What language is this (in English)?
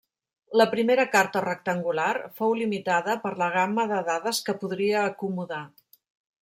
Catalan